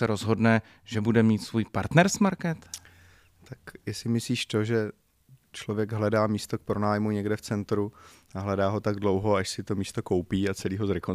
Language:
Czech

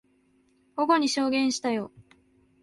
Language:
Japanese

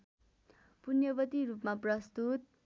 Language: Nepali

